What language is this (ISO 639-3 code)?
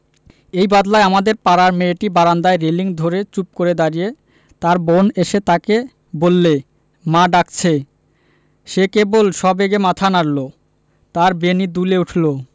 ben